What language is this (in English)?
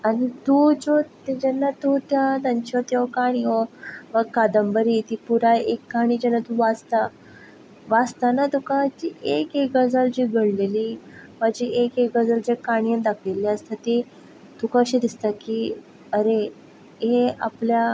Konkani